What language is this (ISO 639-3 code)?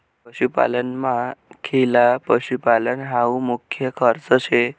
mar